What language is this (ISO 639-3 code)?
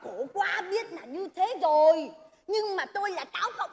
vie